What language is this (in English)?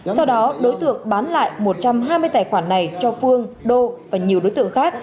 Vietnamese